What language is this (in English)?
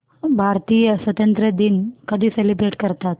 Marathi